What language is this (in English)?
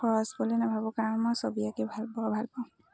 Assamese